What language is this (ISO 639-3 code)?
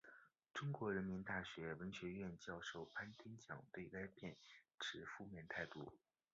zho